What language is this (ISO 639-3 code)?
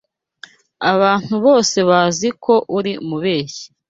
kin